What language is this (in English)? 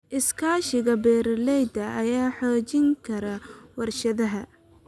Somali